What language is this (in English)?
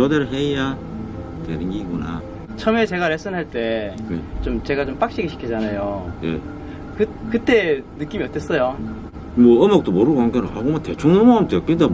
Korean